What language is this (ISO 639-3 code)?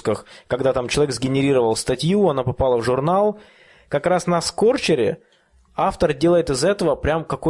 rus